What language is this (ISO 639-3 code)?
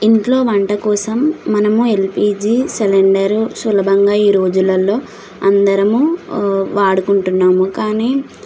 tel